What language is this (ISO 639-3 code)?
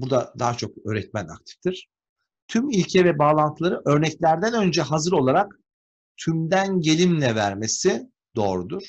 tur